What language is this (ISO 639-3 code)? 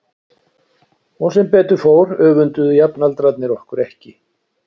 isl